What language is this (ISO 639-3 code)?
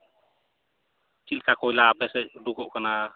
sat